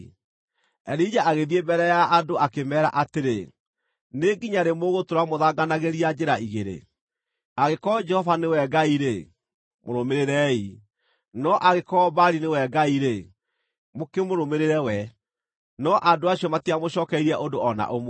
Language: Kikuyu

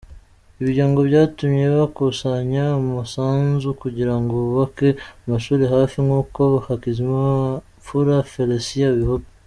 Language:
Kinyarwanda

